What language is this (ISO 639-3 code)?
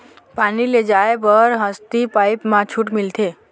hne